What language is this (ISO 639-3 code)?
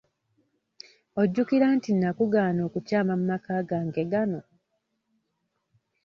lug